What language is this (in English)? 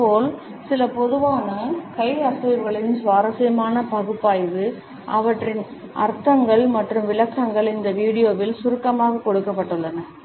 Tamil